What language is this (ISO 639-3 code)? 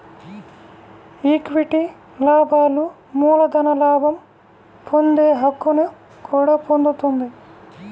tel